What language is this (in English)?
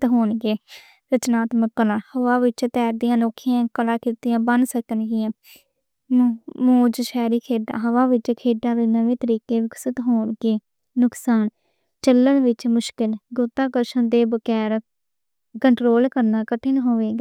Western Panjabi